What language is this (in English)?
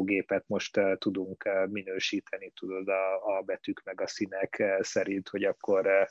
Hungarian